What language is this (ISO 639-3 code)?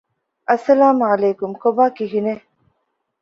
div